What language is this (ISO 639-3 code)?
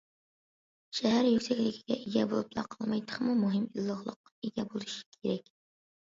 uig